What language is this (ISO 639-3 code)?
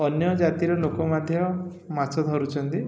ori